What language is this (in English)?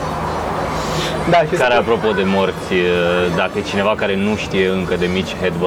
Romanian